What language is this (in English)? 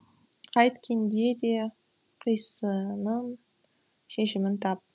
Kazakh